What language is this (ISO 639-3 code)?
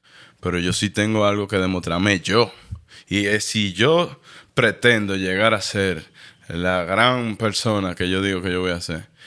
spa